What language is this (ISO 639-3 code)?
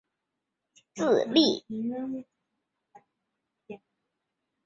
zho